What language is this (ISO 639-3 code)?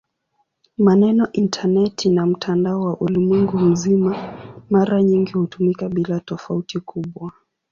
swa